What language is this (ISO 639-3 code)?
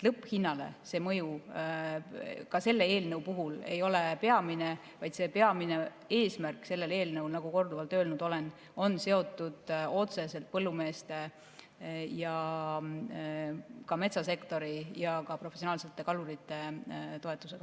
est